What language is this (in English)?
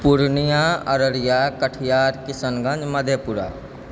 Maithili